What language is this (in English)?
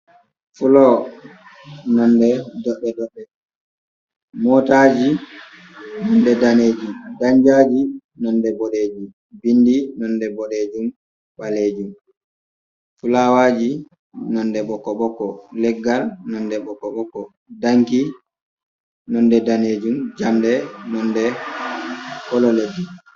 Fula